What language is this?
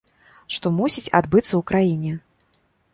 Belarusian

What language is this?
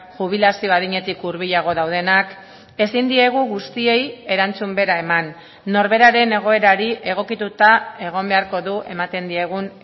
Basque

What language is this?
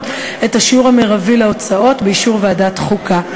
Hebrew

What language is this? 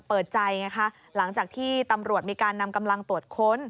Thai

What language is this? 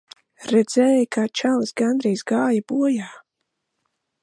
Latvian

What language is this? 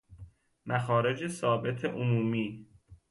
Persian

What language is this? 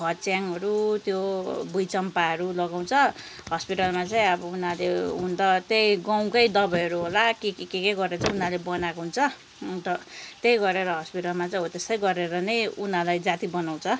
Nepali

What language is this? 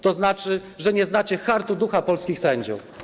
Polish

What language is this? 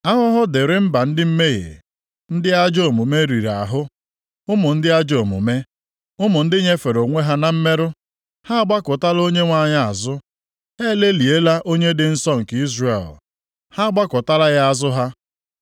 Igbo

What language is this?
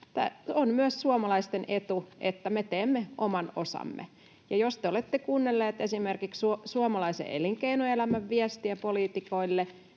Finnish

